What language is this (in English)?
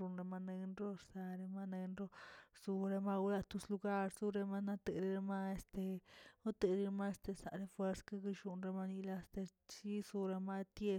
Tilquiapan Zapotec